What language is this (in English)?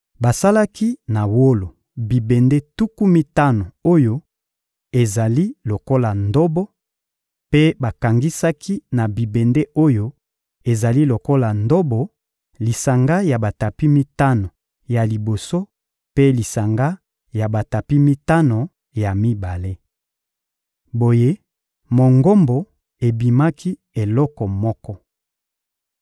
Lingala